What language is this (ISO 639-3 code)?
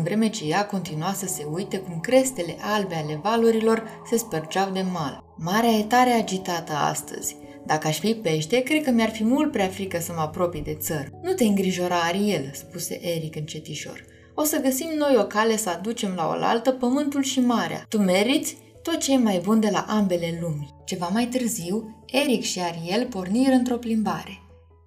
ron